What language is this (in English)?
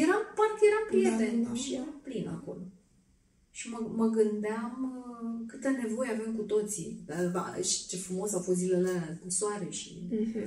Romanian